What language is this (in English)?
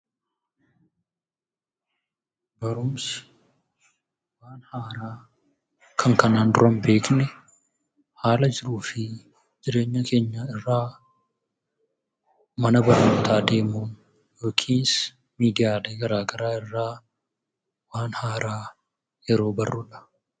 Oromo